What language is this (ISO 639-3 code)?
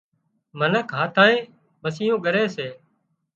kxp